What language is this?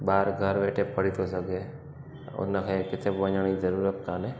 Sindhi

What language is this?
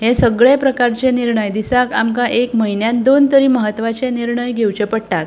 Konkani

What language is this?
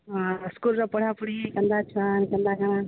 Odia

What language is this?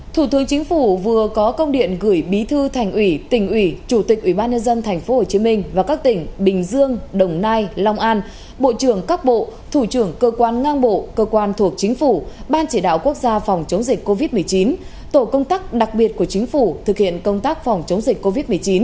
Vietnamese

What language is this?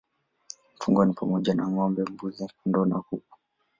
Swahili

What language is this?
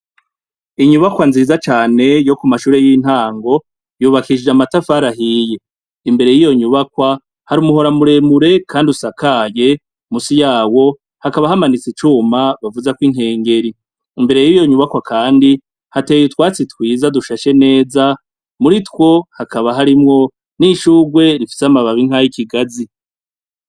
Rundi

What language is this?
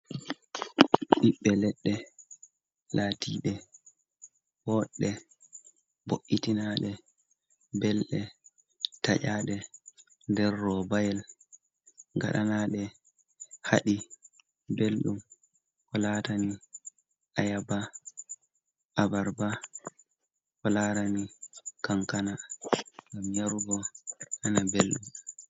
Fula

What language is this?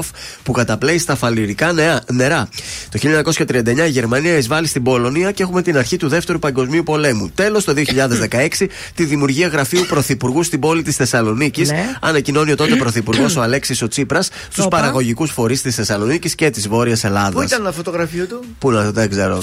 Greek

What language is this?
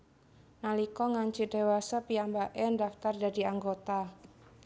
Javanese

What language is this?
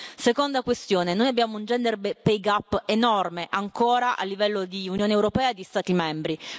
Italian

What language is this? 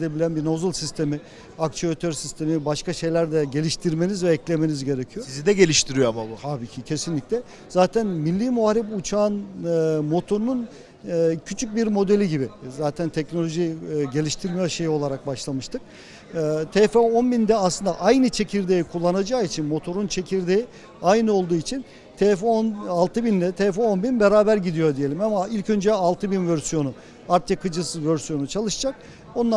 Turkish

